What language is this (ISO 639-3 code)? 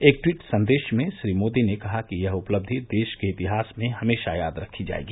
hin